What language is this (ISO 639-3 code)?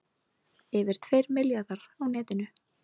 isl